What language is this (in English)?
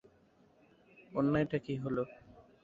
Bangla